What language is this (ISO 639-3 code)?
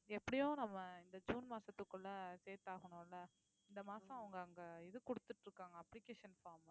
tam